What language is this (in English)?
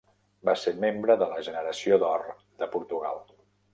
Catalan